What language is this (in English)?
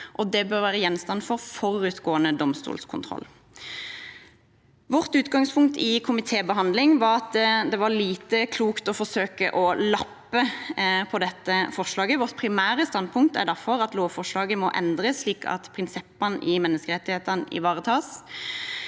Norwegian